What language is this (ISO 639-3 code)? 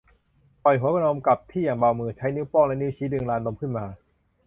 tha